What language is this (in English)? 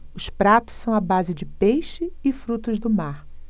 Portuguese